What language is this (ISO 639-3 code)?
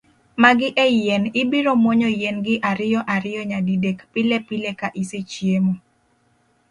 luo